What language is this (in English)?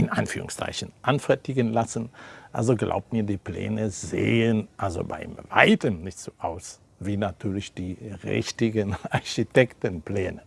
German